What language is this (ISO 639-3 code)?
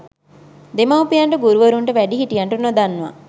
sin